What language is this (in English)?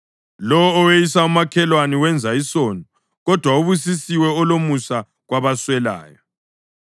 North Ndebele